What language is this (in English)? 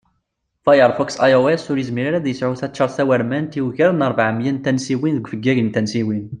Kabyle